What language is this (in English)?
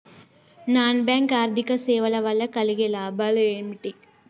Telugu